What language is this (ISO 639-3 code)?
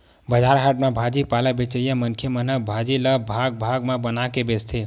hne